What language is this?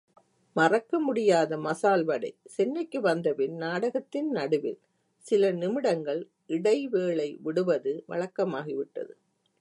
Tamil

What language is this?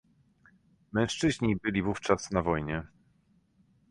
Polish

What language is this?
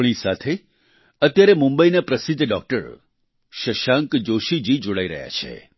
Gujarati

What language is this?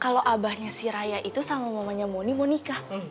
Indonesian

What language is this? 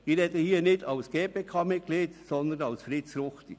Swiss German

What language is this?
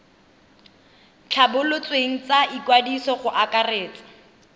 Tswana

